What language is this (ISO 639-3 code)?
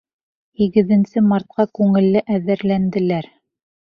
bak